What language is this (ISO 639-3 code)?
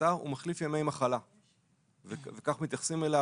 heb